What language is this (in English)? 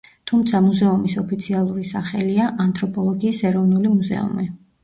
Georgian